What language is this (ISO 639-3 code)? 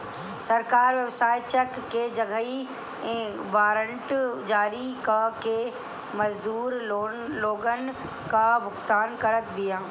bho